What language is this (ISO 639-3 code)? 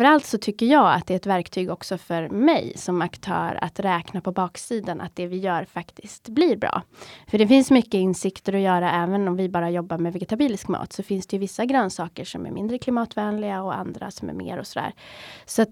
swe